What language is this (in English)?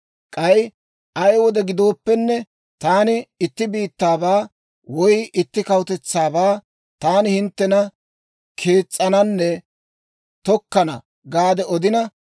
Dawro